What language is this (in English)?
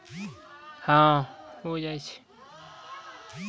Maithili